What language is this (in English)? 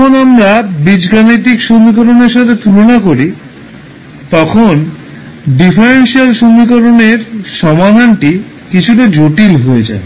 Bangla